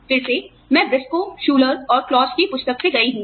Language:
Hindi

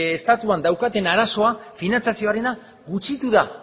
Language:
Basque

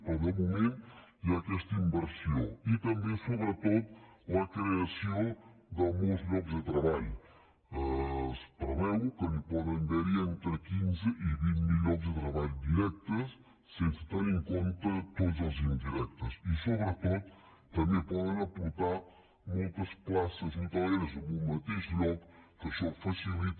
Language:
Catalan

